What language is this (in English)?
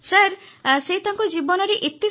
Odia